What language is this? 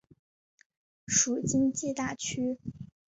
Chinese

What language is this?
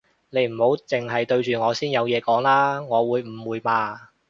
Cantonese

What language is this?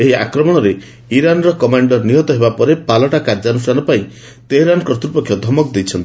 Odia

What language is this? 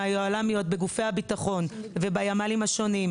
Hebrew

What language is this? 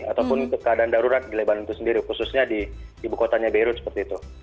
Indonesian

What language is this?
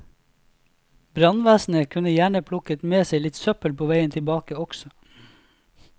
Norwegian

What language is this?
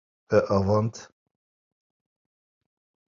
Kurdish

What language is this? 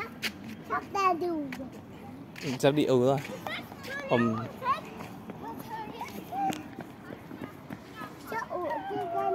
Vietnamese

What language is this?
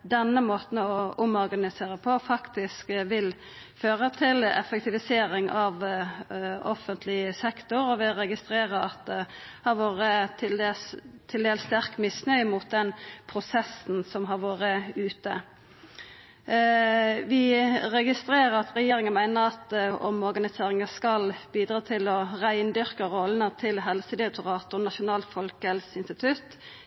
Norwegian Nynorsk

